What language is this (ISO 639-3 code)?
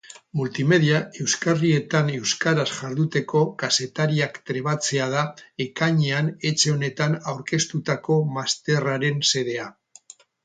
eus